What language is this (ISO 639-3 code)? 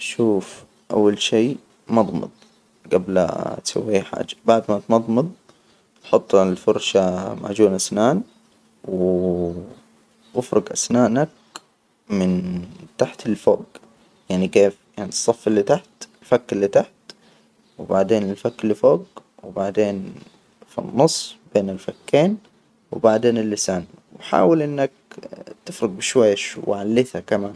acw